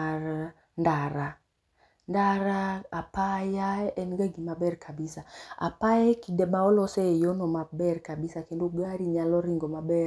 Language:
Luo (Kenya and Tanzania)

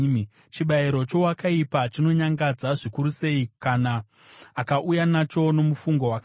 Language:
Shona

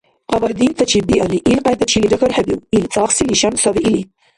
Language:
Dargwa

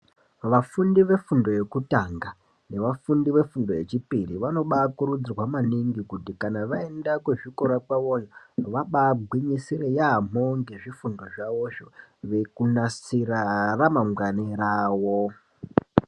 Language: Ndau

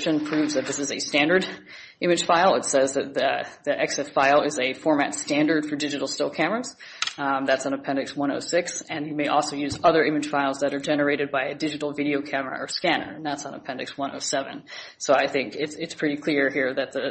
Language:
English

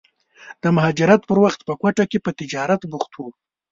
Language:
Pashto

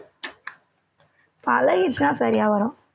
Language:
Tamil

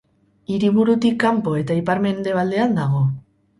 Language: Basque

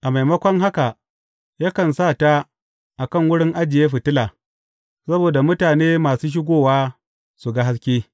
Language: Hausa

